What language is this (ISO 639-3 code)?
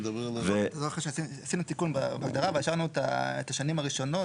heb